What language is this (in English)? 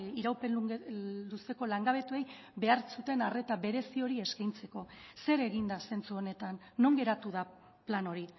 Basque